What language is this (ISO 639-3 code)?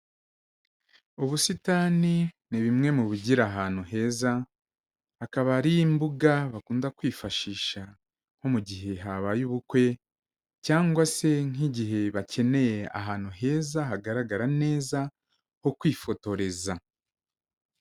kin